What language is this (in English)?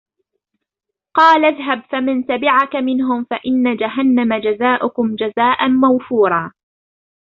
Arabic